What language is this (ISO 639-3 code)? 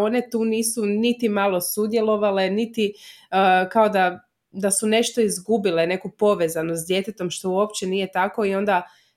hrv